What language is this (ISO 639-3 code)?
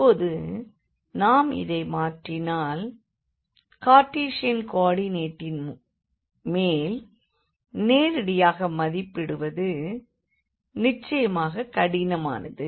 tam